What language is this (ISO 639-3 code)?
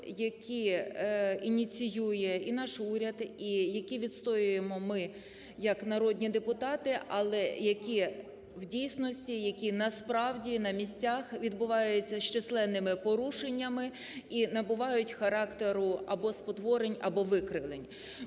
ukr